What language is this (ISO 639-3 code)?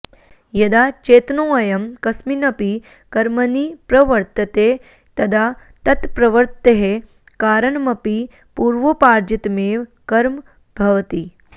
san